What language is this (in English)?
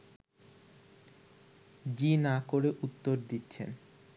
Bangla